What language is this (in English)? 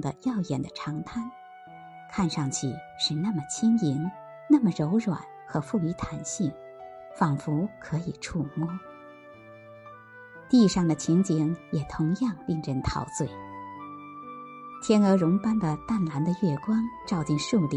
Chinese